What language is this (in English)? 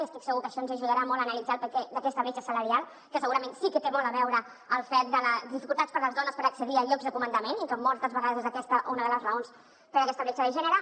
Catalan